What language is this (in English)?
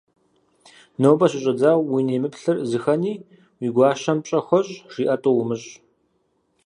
Kabardian